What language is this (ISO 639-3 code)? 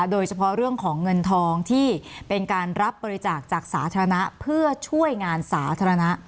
tha